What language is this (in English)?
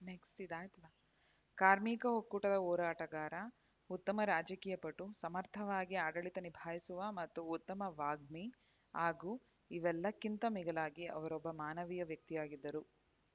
Kannada